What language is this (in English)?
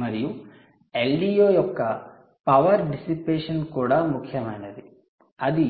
Telugu